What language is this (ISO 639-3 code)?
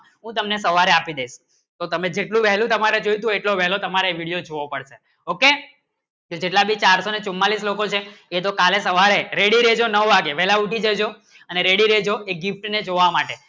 guj